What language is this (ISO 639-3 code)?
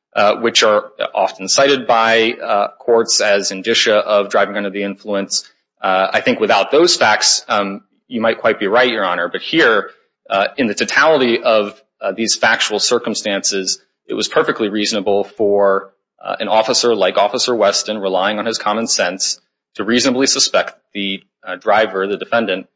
eng